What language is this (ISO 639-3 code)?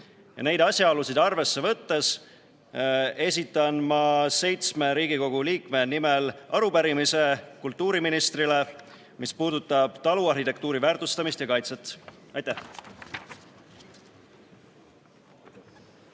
est